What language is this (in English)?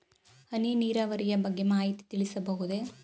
Kannada